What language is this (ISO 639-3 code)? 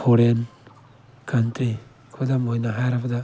mni